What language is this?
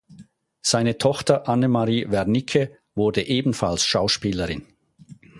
German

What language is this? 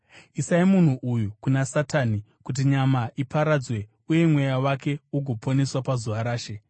Shona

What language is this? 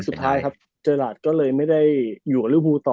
Thai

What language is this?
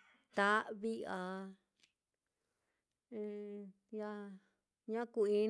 Mitlatongo Mixtec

